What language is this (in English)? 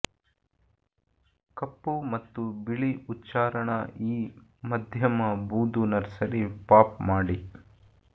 Kannada